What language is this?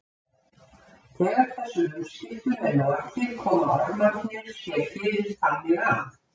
Icelandic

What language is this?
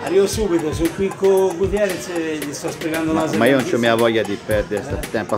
Italian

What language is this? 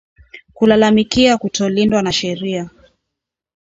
Swahili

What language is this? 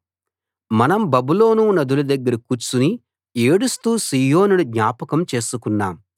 Telugu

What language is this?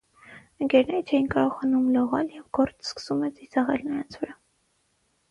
Armenian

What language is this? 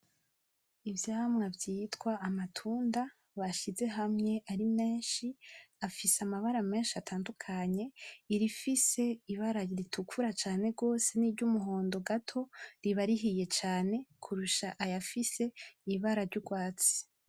Rundi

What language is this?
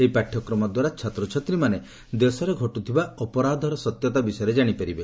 Odia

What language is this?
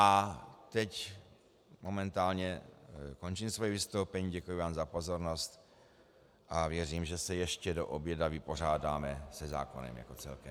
Czech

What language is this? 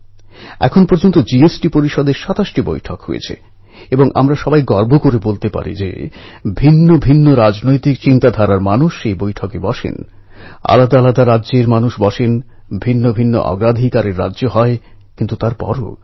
Bangla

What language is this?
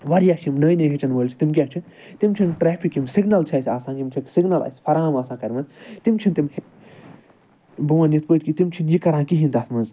Kashmiri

